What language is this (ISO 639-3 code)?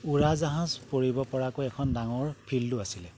asm